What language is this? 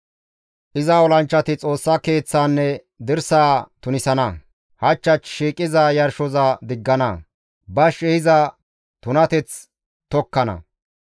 Gamo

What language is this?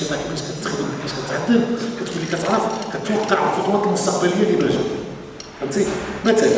Arabic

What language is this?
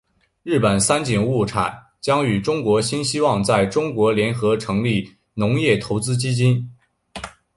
Chinese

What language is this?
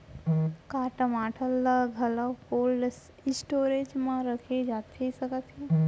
Chhattisgarhi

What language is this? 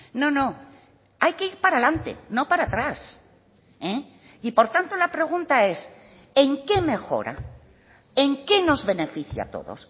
Spanish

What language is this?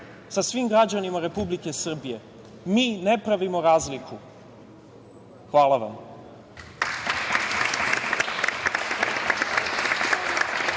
Serbian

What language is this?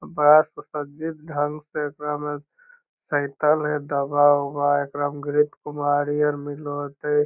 Magahi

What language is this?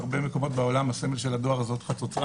Hebrew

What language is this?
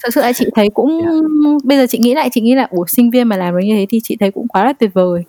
Vietnamese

